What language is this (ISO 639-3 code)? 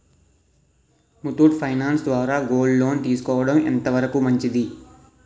tel